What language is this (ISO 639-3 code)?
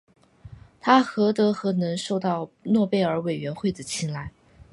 zho